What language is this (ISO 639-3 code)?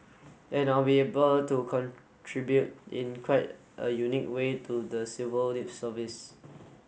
eng